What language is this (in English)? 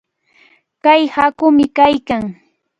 Cajatambo North Lima Quechua